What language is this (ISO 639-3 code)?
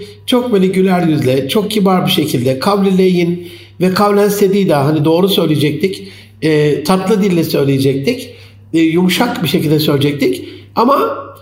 tur